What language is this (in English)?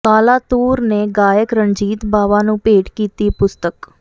Punjabi